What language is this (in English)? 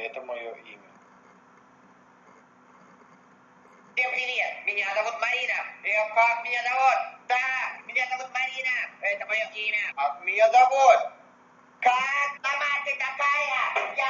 Russian